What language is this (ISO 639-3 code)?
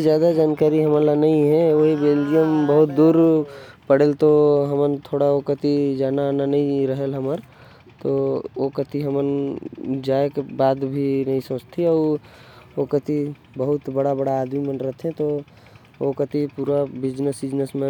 kfp